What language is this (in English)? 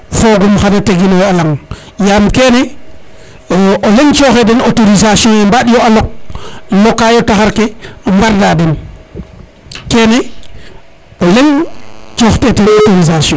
Serer